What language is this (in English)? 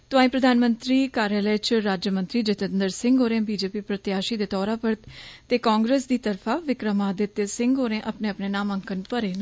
Dogri